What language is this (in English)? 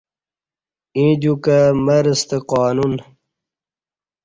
Kati